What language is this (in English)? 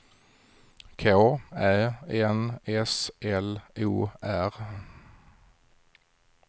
Swedish